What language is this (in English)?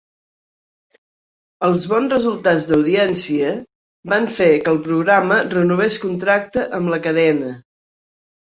Catalan